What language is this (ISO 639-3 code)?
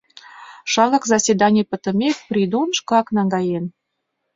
chm